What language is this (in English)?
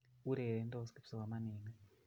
Kalenjin